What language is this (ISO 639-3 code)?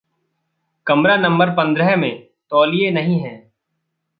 hin